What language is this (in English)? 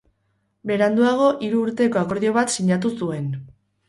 Basque